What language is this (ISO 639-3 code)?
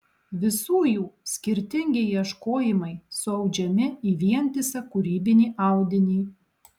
lit